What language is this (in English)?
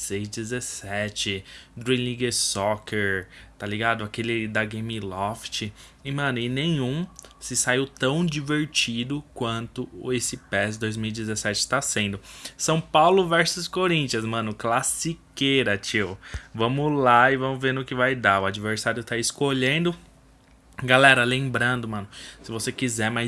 Portuguese